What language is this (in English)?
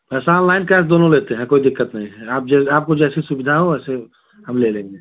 Hindi